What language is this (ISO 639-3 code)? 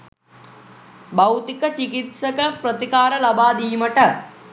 sin